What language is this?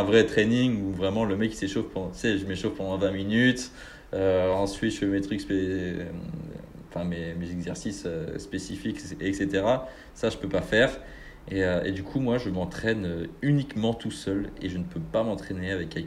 French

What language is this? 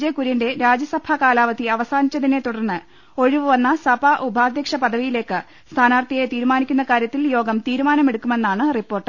Malayalam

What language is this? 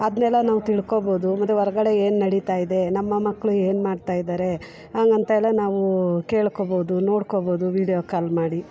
Kannada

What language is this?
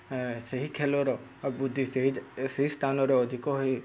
Odia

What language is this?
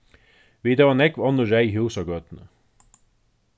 Faroese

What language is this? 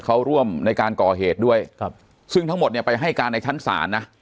Thai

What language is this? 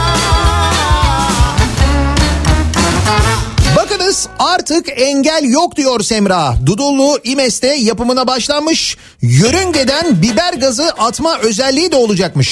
Turkish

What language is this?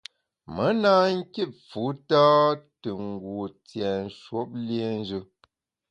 Bamun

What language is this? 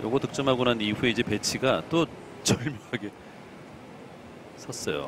Korean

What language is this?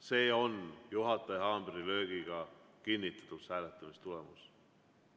Estonian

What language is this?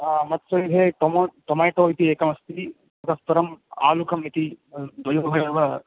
Sanskrit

